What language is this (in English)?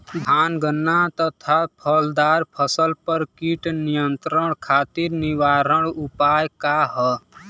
Bhojpuri